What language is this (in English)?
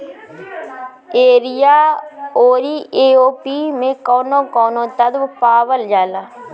Bhojpuri